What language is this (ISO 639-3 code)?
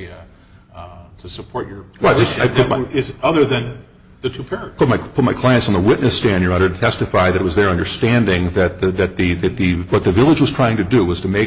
eng